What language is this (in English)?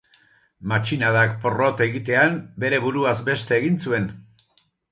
Basque